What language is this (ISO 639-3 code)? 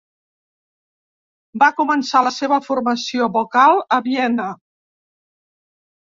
cat